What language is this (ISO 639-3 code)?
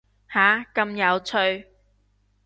yue